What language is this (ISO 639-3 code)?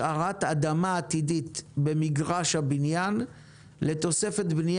heb